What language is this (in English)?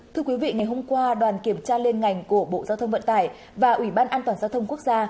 Vietnamese